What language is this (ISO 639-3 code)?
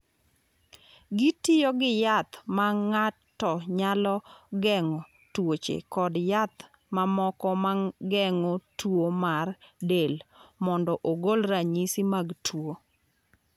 luo